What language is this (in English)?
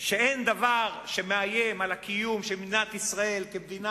Hebrew